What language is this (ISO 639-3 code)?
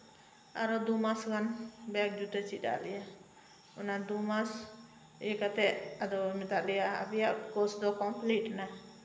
sat